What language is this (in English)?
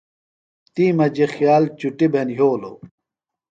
Phalura